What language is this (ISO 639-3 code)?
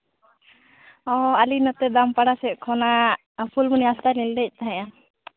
sat